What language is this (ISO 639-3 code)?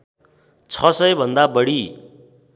nep